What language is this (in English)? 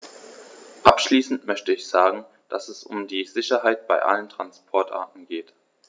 German